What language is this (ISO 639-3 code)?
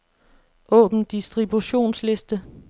dan